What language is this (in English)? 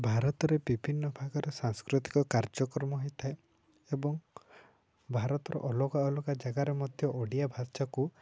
Odia